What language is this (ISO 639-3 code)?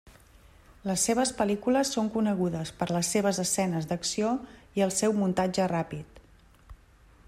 cat